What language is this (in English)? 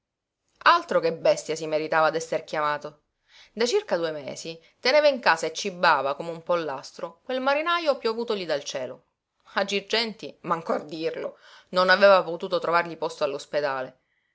Italian